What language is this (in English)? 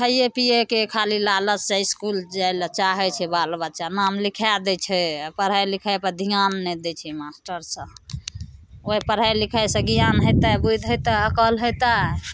Maithili